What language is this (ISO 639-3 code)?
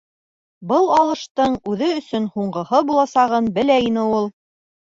bak